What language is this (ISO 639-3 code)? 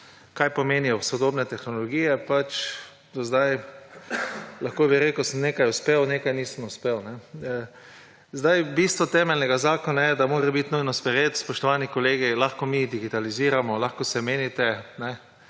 slv